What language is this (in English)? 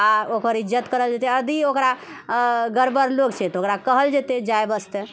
Maithili